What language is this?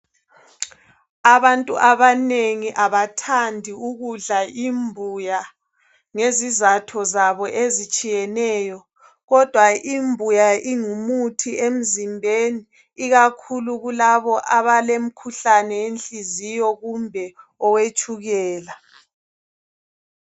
North Ndebele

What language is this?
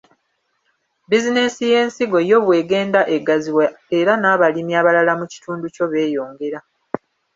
Ganda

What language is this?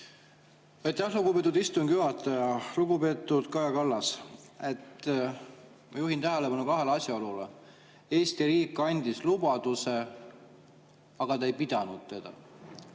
Estonian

